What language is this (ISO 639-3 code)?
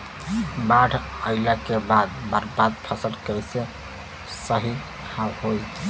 bho